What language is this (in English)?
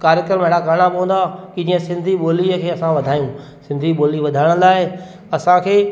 Sindhi